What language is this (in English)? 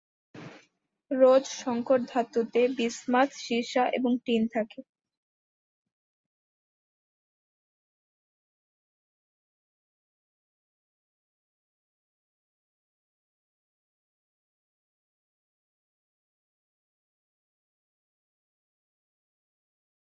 Bangla